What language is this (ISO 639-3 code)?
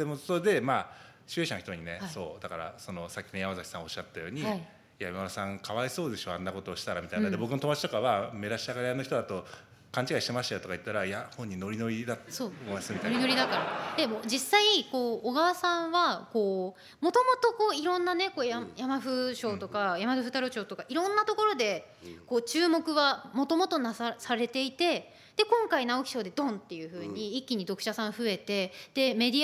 jpn